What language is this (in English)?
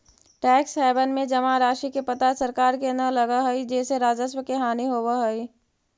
Magahi